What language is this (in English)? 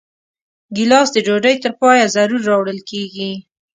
Pashto